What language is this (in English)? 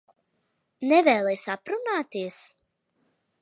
Latvian